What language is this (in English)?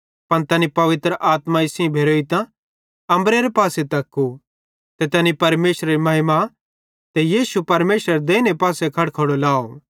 Bhadrawahi